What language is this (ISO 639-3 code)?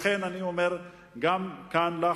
heb